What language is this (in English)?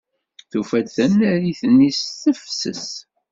Kabyle